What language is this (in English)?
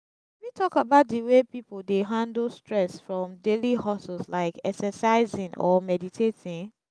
Nigerian Pidgin